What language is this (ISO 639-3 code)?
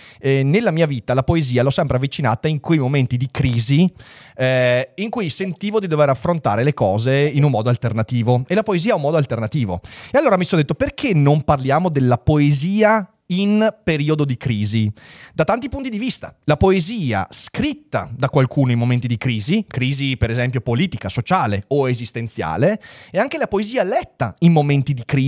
ita